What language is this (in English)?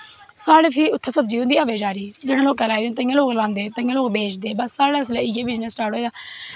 Dogri